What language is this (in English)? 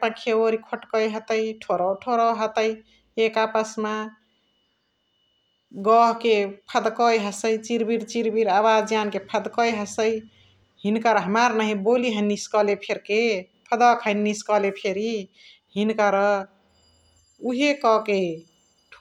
Chitwania Tharu